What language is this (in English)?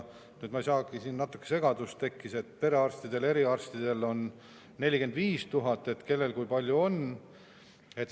Estonian